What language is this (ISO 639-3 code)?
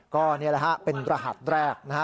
tha